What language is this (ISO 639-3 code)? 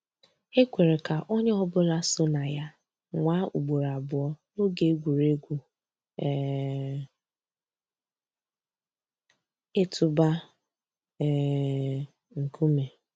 ibo